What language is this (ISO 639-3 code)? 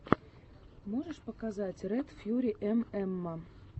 rus